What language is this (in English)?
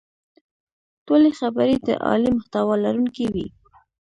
Pashto